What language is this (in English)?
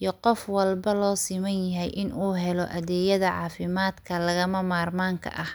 Somali